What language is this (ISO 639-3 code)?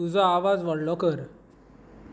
kok